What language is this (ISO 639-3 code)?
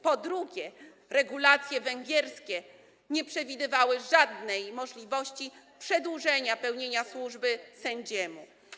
pol